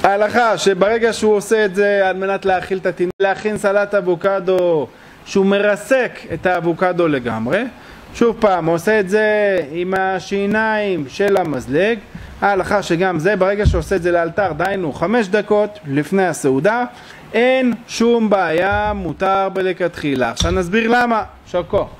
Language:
Hebrew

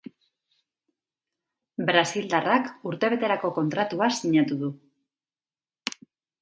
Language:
Basque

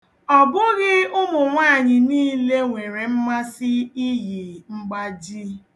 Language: Igbo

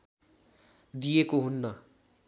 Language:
Nepali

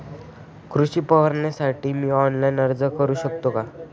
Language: Marathi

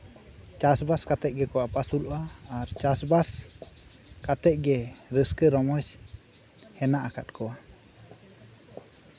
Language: Santali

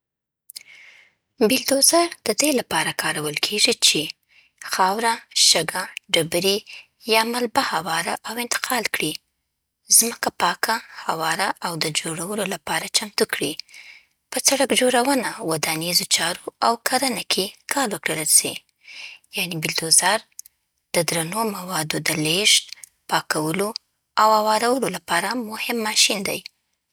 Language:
Southern Pashto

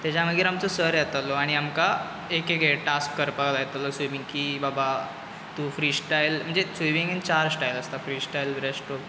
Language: Konkani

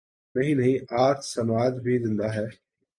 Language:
Urdu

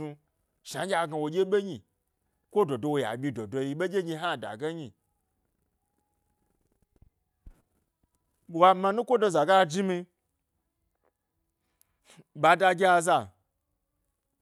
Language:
Gbari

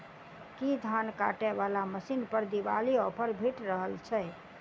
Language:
Maithili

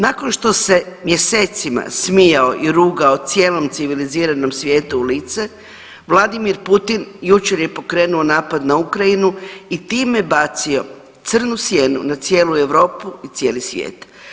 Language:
Croatian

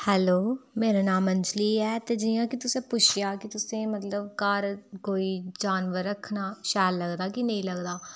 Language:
Dogri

